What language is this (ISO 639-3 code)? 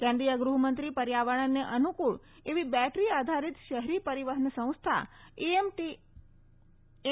guj